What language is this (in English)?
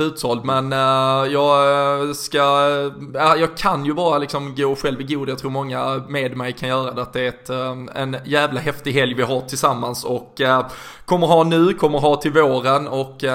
Swedish